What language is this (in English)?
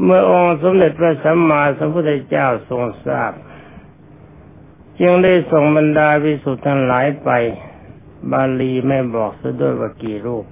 Thai